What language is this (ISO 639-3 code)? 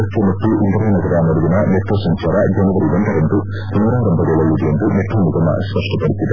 kan